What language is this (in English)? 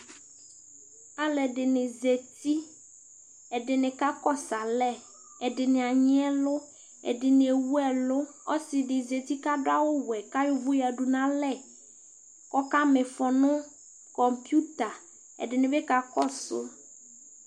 Ikposo